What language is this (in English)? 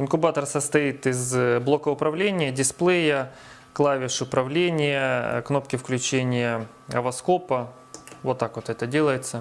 Russian